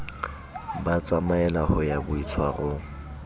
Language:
Southern Sotho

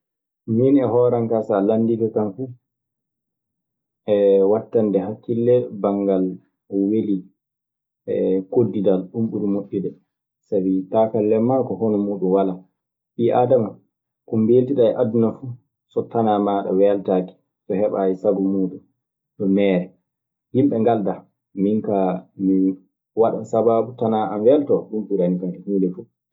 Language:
Maasina Fulfulde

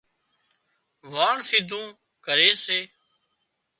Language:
Wadiyara Koli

